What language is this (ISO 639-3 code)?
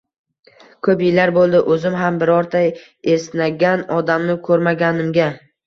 uzb